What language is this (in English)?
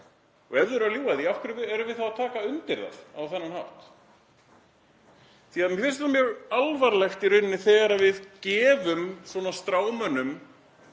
Icelandic